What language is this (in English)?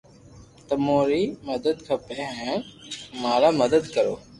Loarki